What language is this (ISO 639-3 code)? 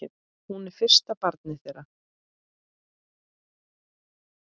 isl